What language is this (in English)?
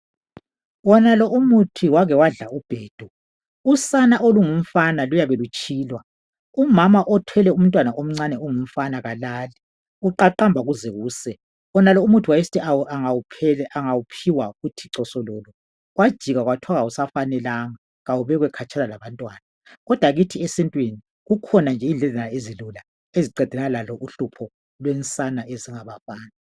North Ndebele